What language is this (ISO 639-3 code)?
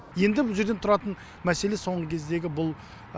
kaz